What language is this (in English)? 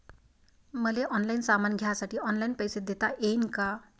Marathi